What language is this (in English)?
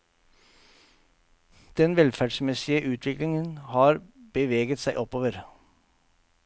Norwegian